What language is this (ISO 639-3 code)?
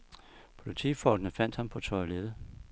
dan